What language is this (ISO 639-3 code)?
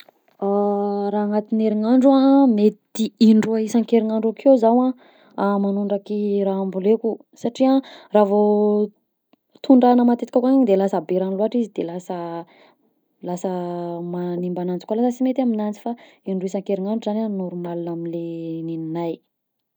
bzc